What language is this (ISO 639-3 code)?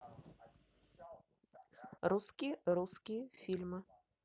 rus